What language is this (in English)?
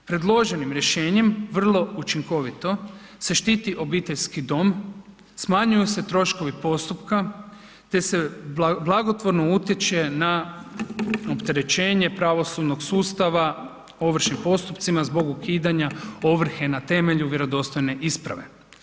Croatian